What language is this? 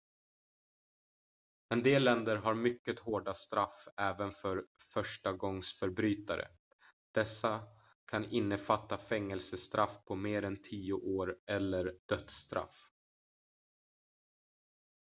Swedish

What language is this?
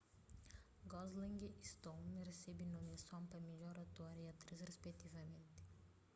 Kabuverdianu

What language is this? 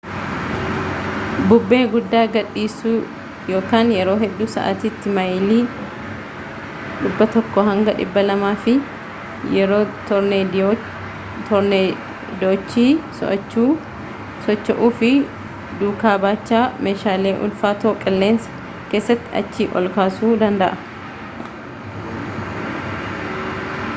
Oromo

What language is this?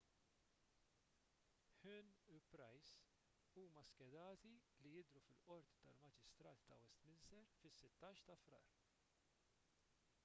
Maltese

